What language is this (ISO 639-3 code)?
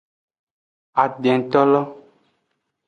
ajg